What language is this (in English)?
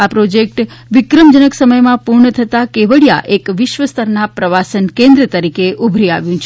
Gujarati